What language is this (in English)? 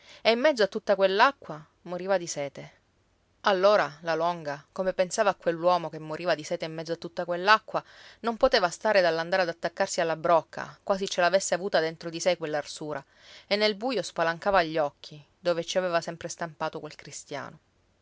Italian